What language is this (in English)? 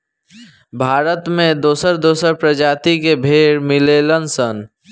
Bhojpuri